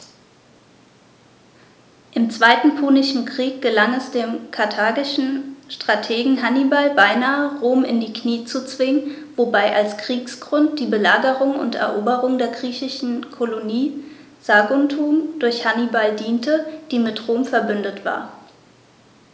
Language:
German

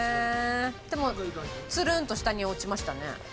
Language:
Japanese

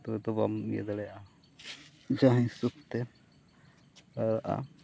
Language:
Santali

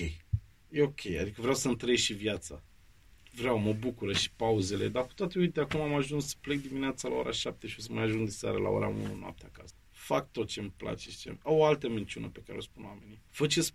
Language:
Romanian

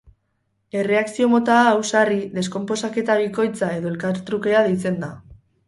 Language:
Basque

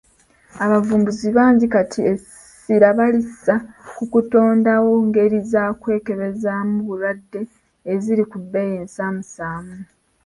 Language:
Ganda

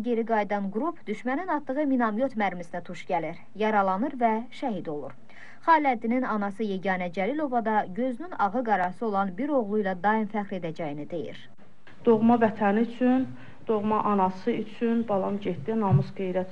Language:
Turkish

